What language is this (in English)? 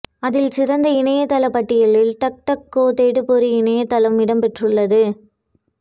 Tamil